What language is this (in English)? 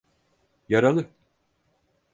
Turkish